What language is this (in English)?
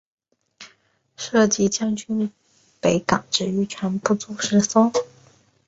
Chinese